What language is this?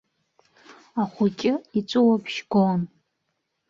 Abkhazian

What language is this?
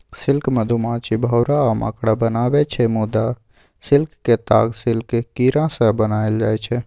Maithili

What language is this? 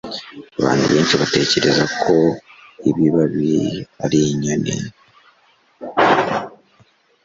Kinyarwanda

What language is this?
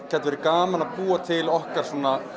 Icelandic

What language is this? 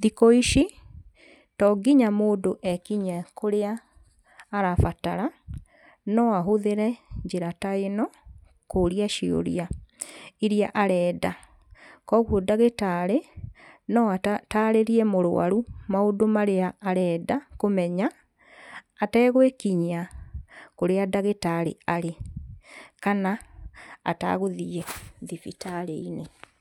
Kikuyu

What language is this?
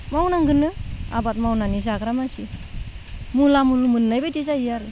Bodo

